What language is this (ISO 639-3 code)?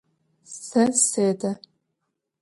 ady